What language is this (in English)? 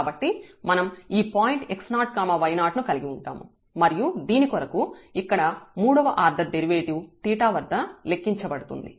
Telugu